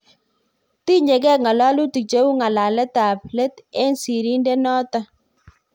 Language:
Kalenjin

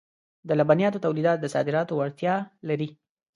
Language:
Pashto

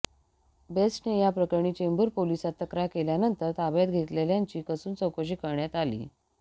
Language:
Marathi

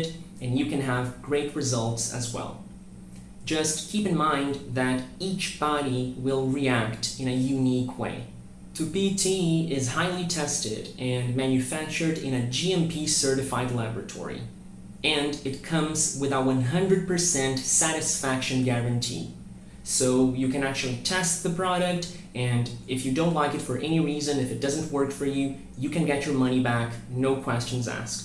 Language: English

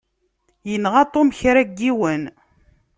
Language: Kabyle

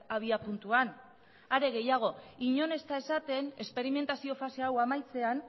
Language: Basque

